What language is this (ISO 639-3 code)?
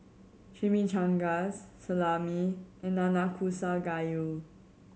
eng